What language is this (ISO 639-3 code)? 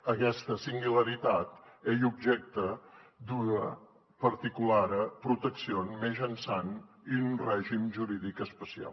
cat